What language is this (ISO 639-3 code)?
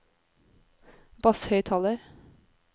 nor